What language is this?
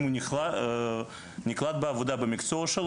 Hebrew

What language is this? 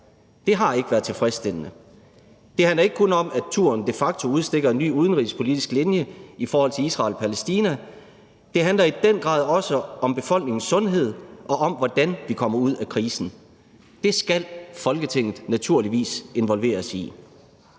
Danish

